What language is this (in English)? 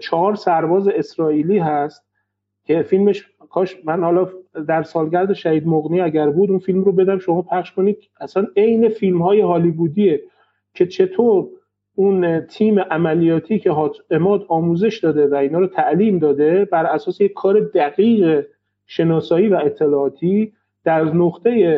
Persian